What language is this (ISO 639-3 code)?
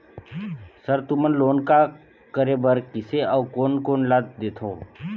hne